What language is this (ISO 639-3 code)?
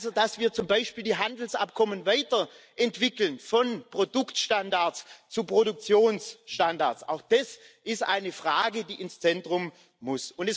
deu